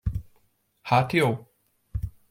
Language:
Hungarian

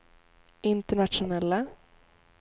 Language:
Swedish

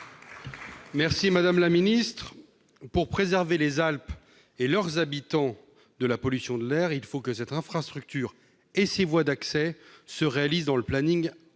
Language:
French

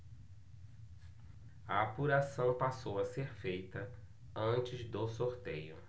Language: Portuguese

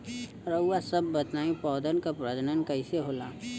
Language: Bhojpuri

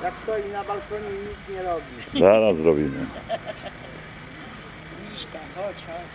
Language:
Polish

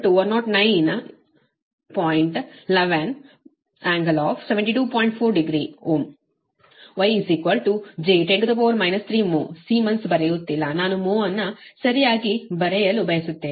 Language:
Kannada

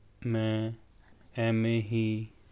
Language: Punjabi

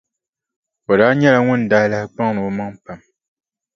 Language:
Dagbani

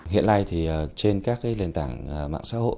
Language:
Vietnamese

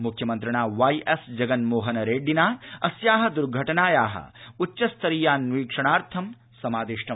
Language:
Sanskrit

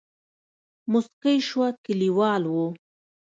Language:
Pashto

